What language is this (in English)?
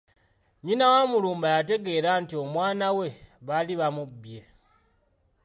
Ganda